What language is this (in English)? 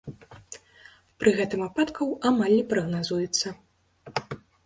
Belarusian